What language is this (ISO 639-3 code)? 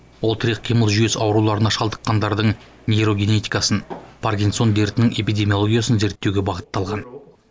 kaz